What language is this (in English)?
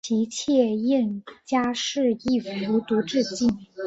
Chinese